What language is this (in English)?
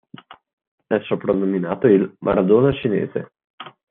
Italian